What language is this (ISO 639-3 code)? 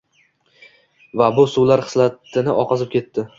uzb